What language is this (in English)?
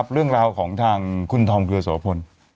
Thai